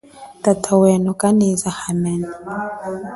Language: Chokwe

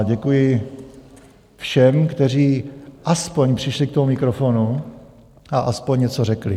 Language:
Czech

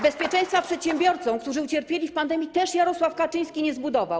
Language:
Polish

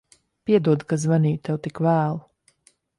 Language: Latvian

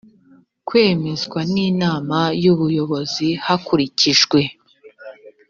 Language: Kinyarwanda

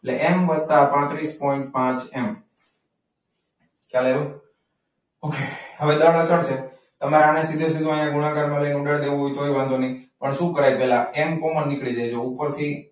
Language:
Gujarati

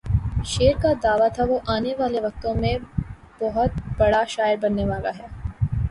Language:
Urdu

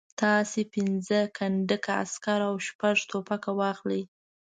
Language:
Pashto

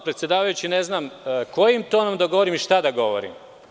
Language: Serbian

